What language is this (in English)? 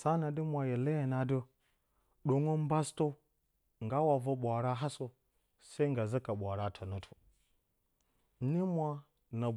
Bacama